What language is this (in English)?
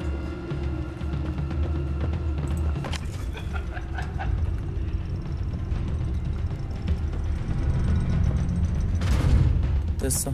Korean